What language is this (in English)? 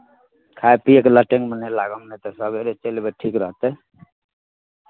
Maithili